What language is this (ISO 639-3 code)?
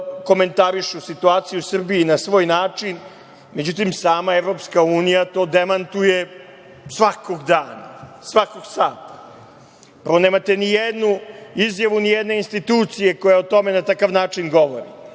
srp